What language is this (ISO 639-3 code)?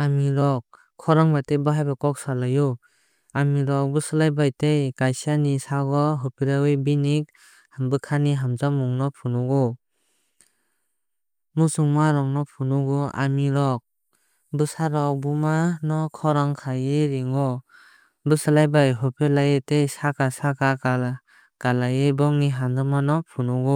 trp